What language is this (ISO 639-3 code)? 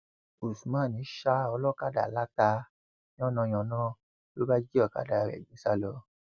yor